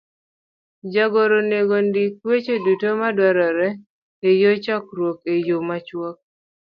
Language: Luo (Kenya and Tanzania)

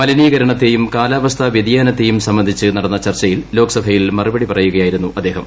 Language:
Malayalam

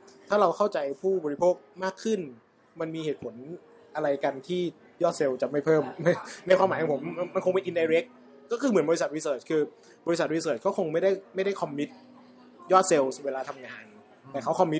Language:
Thai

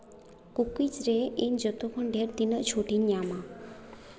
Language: Santali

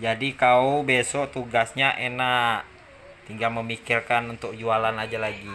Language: Indonesian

